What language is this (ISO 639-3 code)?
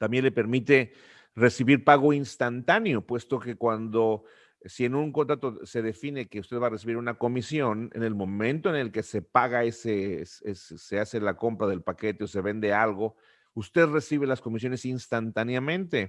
spa